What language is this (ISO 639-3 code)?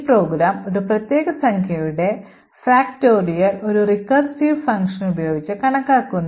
mal